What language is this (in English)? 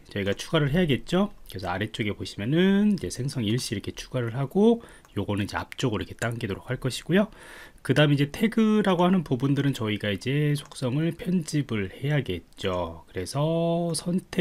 Korean